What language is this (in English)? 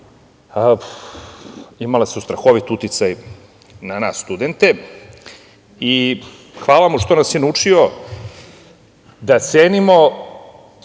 Serbian